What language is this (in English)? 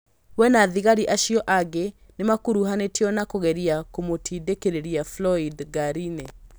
Kikuyu